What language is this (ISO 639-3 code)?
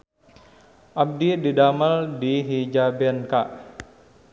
sun